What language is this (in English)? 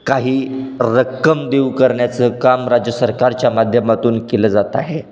Marathi